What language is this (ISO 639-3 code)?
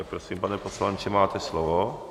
ces